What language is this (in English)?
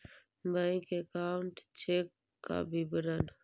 Magahi